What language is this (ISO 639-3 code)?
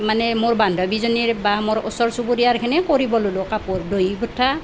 asm